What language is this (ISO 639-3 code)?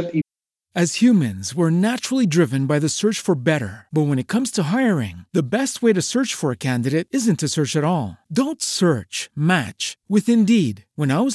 spa